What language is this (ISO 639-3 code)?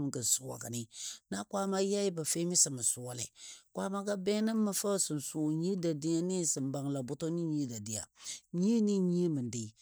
dbd